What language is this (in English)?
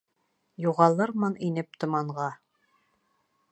Bashkir